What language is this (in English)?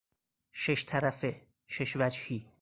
Persian